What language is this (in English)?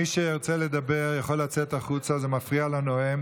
Hebrew